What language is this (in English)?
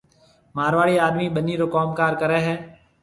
Marwari (Pakistan)